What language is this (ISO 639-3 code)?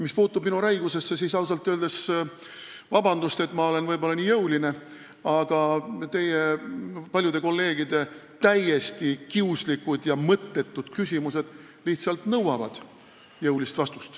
est